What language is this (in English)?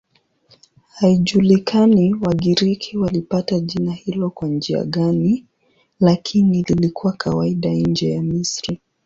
Swahili